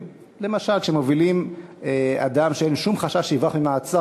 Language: Hebrew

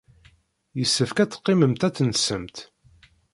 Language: Kabyle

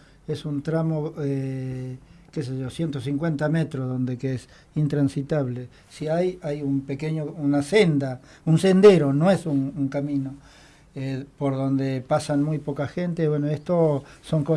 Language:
Spanish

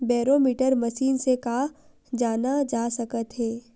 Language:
Chhattisgarhi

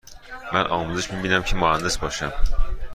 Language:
Persian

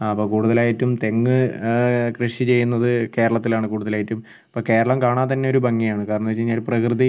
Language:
Malayalam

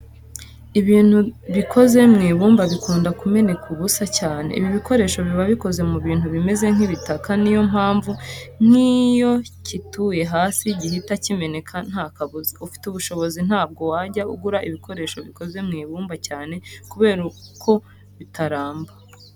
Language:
Kinyarwanda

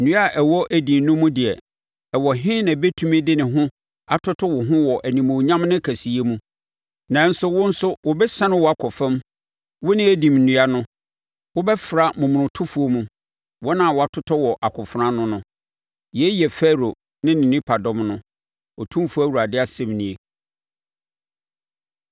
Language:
Akan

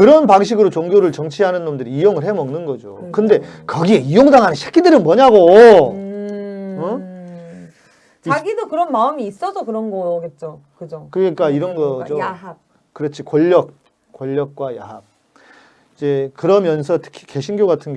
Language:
Korean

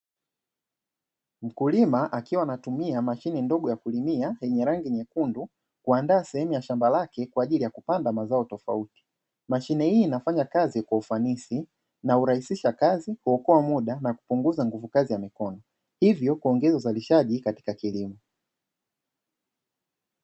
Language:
Swahili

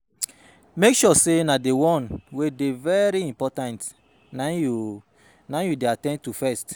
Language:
Nigerian Pidgin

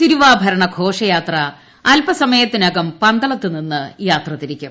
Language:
Malayalam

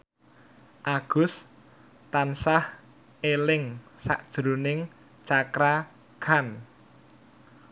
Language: Javanese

